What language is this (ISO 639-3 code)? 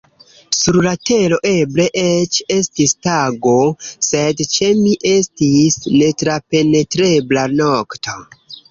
epo